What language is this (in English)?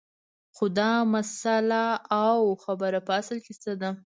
Pashto